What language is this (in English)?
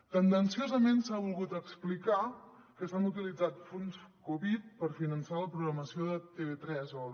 Catalan